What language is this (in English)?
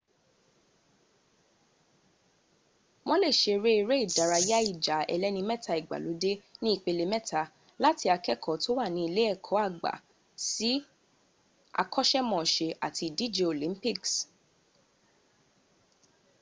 Yoruba